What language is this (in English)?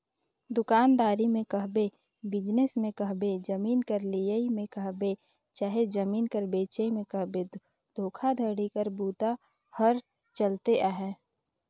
Chhattisgarhi